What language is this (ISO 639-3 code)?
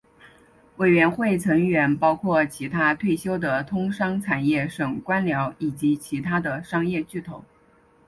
zho